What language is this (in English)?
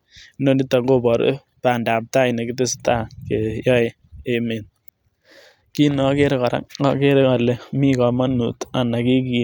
Kalenjin